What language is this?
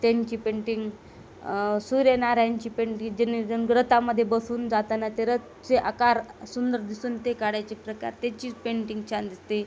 Marathi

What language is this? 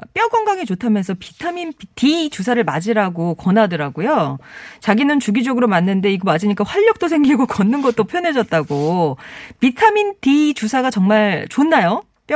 Korean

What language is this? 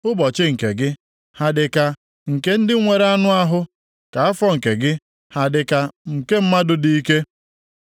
Igbo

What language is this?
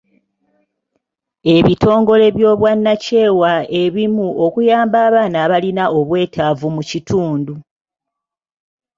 Ganda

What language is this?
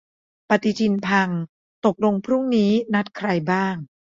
Thai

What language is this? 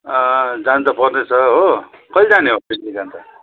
Nepali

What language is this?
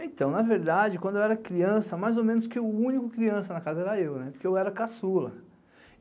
Portuguese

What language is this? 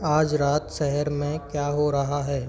Hindi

